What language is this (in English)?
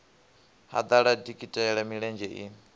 Venda